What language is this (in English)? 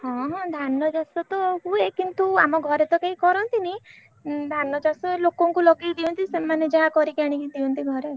Odia